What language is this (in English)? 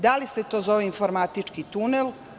Serbian